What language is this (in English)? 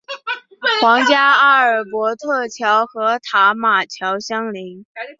Chinese